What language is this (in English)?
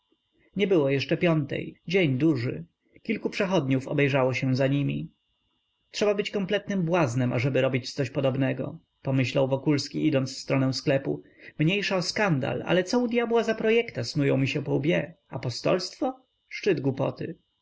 Polish